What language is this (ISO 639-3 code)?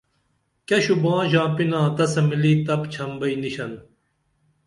dml